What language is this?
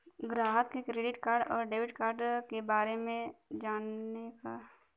Bhojpuri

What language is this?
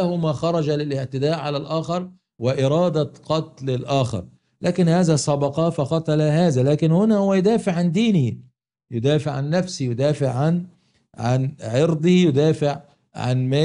Arabic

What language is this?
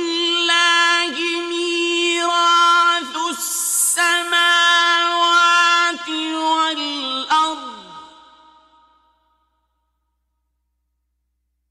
Arabic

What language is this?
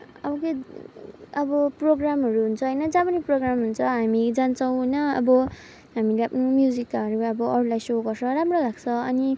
Nepali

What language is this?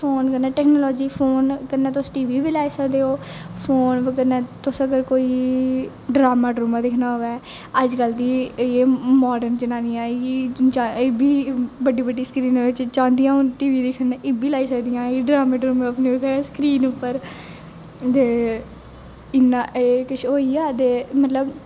Dogri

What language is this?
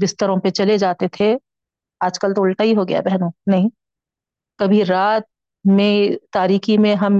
Urdu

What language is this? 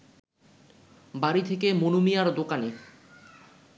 Bangla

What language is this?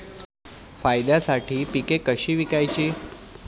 Marathi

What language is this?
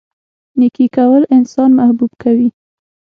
Pashto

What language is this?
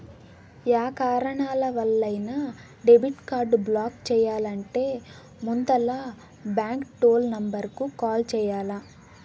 Telugu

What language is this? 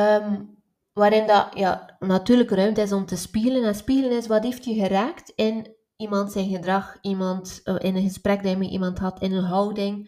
Dutch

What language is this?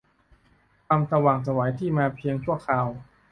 Thai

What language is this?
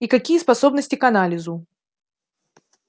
Russian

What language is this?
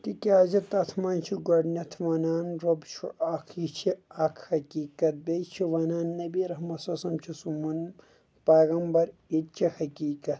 Kashmiri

